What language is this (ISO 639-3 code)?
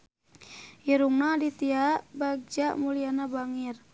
sun